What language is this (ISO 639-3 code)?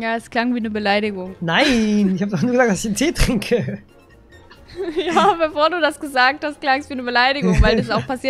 deu